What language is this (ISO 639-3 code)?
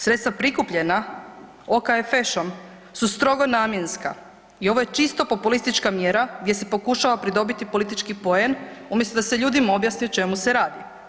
hrv